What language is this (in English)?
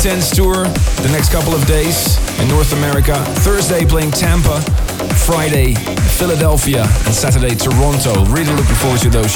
English